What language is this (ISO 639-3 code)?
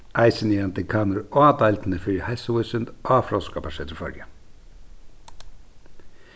fao